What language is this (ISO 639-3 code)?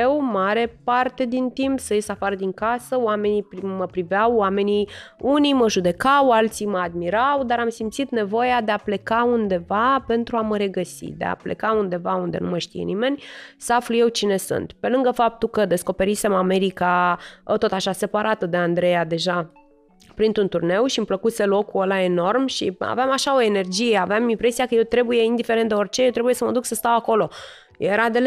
ron